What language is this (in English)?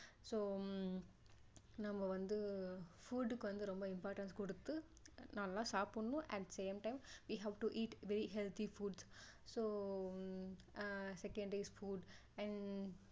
Tamil